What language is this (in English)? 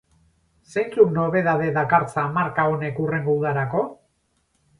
Basque